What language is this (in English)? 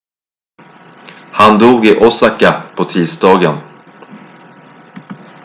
Swedish